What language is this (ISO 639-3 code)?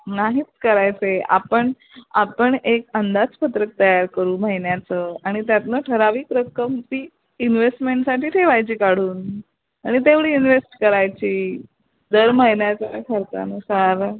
mar